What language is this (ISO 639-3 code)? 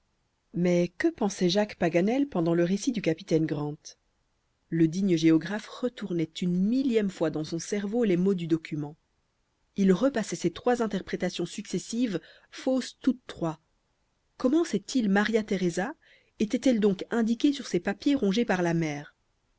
fra